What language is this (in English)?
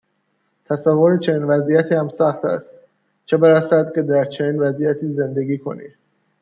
Persian